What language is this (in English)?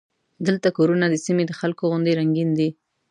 Pashto